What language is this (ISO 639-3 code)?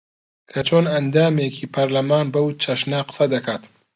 ckb